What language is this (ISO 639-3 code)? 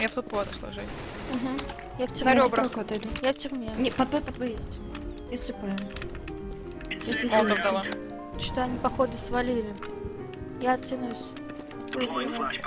rus